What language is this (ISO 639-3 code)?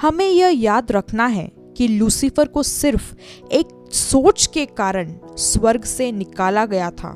hin